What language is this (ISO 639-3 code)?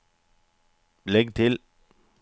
nor